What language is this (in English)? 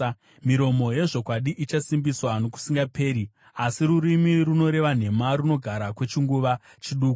Shona